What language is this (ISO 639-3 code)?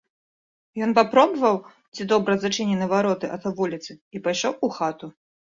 bel